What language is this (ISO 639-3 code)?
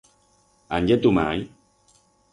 arg